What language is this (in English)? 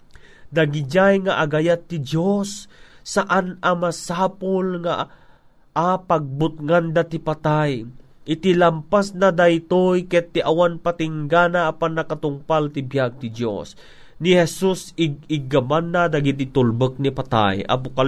Filipino